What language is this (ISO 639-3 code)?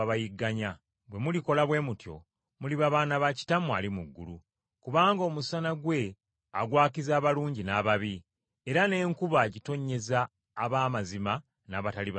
lug